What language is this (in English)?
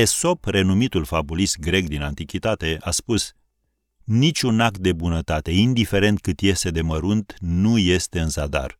Romanian